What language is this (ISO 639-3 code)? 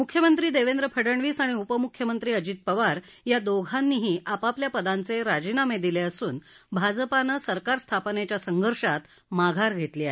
mar